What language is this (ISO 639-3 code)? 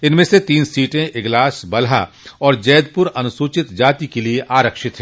hin